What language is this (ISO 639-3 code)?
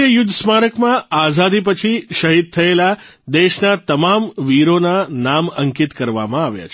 guj